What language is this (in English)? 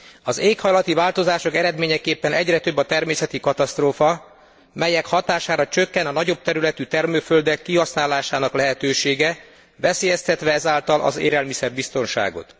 Hungarian